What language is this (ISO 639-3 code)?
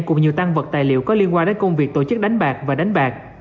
vie